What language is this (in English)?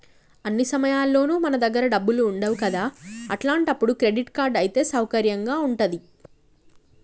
Telugu